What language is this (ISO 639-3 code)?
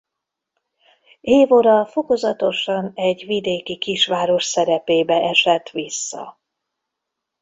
hun